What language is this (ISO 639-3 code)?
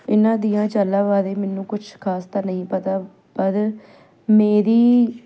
pan